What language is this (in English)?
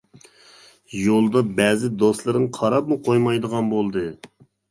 Uyghur